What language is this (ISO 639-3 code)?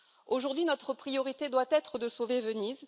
fra